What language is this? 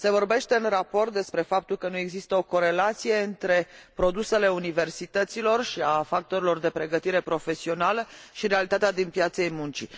Romanian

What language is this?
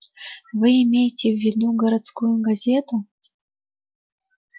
Russian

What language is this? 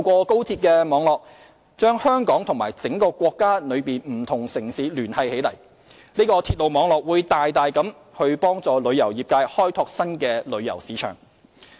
Cantonese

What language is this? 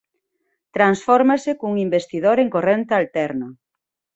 Galician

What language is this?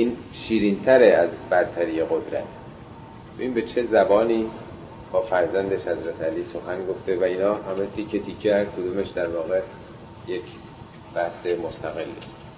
Persian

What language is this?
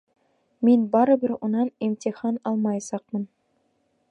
Bashkir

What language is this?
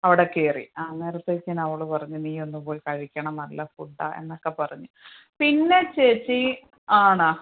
Malayalam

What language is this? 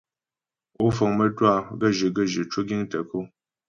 Ghomala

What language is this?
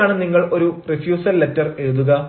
Malayalam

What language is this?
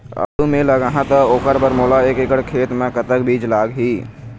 Chhattisgarhi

